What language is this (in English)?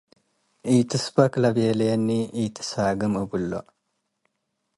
Tigre